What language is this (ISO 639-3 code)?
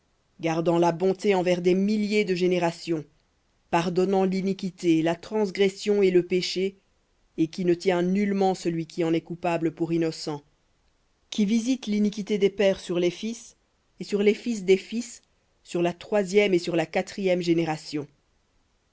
fra